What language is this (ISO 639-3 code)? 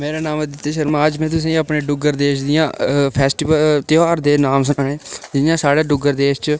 doi